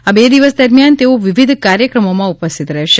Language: Gujarati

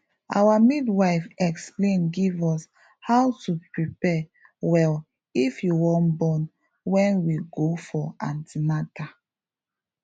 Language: Nigerian Pidgin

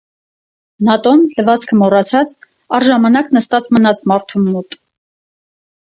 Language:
Armenian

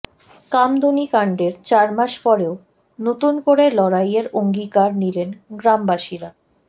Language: Bangla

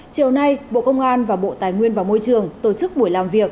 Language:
Vietnamese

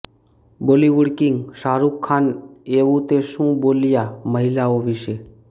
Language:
Gujarati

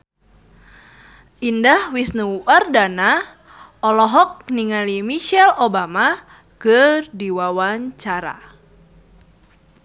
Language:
Sundanese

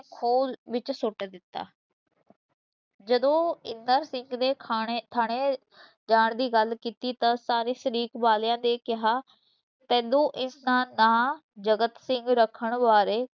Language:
Punjabi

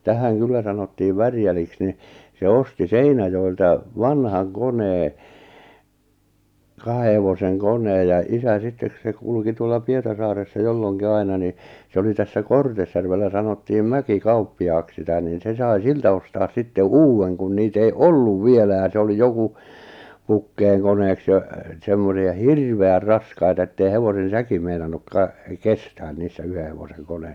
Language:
Finnish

